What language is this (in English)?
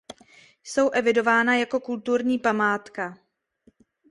Czech